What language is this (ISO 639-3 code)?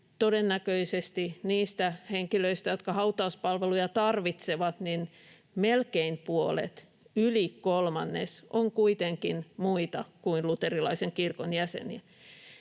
fin